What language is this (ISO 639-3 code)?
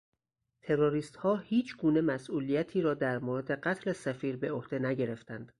fas